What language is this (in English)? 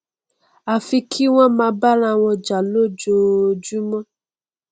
Yoruba